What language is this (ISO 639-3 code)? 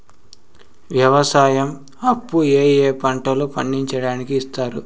tel